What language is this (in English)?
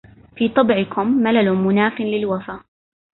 Arabic